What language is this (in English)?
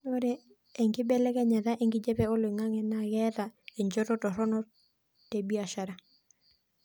Masai